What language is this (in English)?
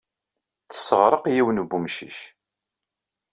Kabyle